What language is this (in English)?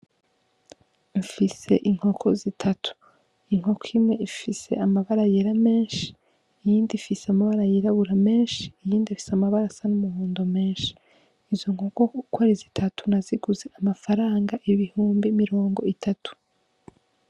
Rundi